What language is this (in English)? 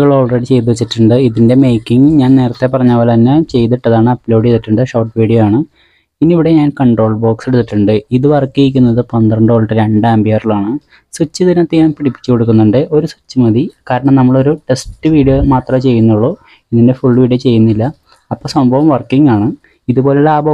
Thai